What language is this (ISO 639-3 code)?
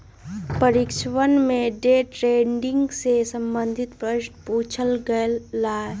mag